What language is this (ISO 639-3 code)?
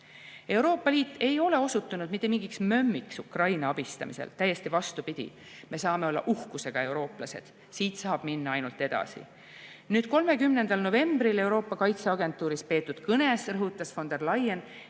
est